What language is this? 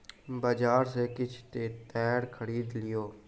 Maithili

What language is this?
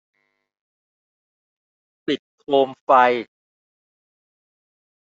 Thai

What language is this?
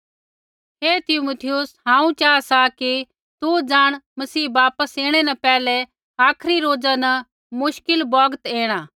Kullu Pahari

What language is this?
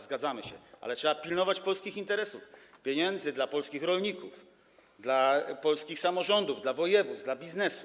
Polish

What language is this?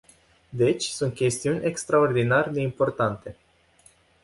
Romanian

